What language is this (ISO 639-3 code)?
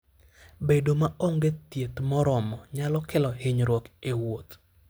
luo